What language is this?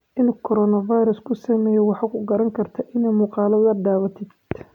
Somali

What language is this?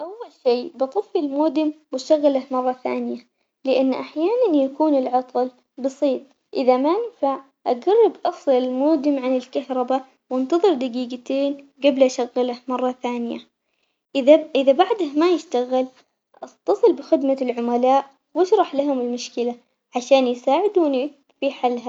Omani Arabic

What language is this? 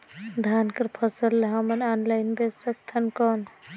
Chhattisgarhi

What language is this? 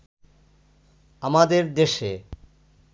Bangla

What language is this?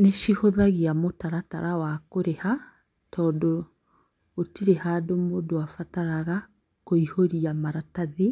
Kikuyu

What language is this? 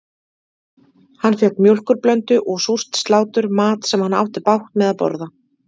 Icelandic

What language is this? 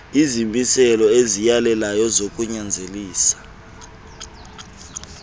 Xhosa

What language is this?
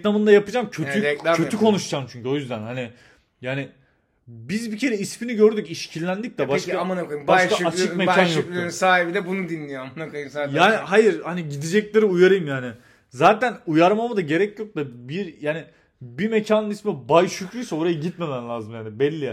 Turkish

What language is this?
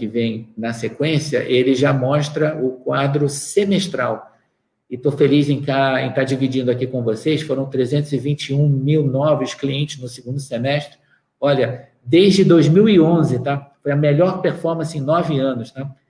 Portuguese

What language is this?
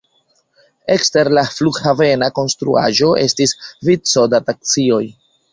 Esperanto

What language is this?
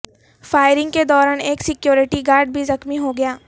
Urdu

